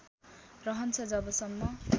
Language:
Nepali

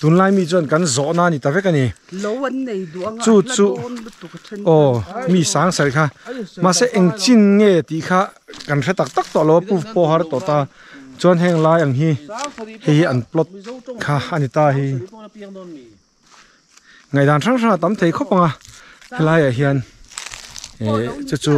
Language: Thai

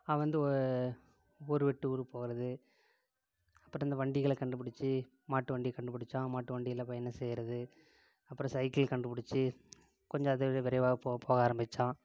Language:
Tamil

